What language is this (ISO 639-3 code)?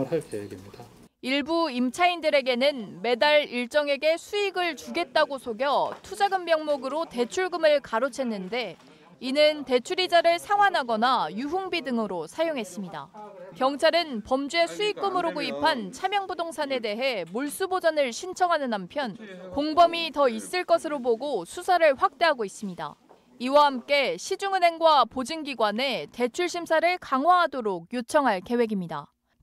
kor